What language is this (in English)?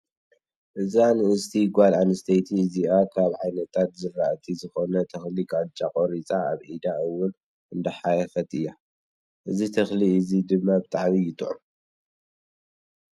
Tigrinya